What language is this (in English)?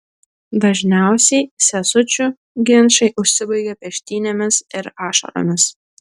Lithuanian